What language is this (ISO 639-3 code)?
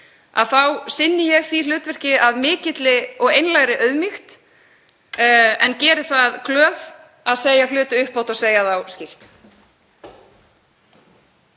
isl